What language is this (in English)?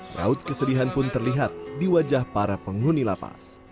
Indonesian